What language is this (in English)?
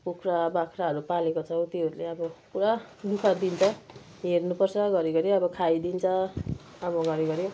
Nepali